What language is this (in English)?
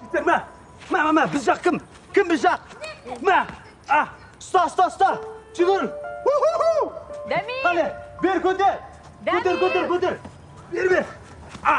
Turkish